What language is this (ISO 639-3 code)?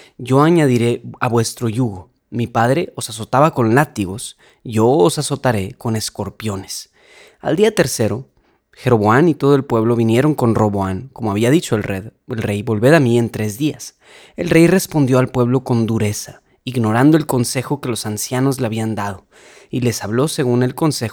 spa